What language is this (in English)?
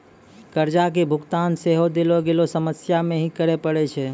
Maithili